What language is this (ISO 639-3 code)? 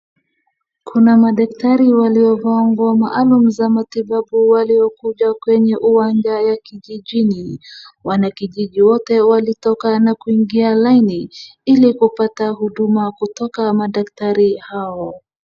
swa